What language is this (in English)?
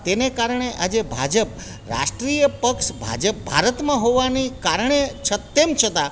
Gujarati